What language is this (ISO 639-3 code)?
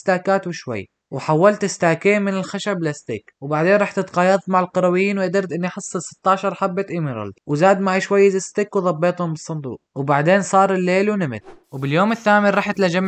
ara